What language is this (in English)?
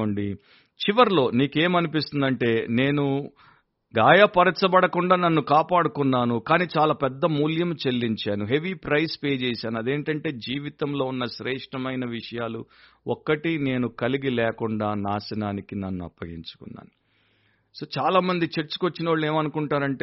Telugu